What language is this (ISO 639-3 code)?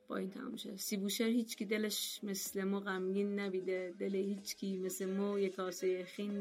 fas